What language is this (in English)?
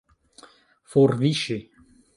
Esperanto